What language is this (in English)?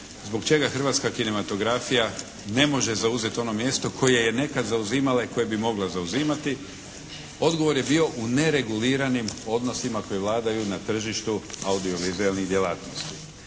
Croatian